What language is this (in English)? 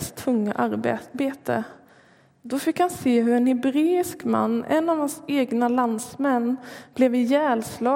Swedish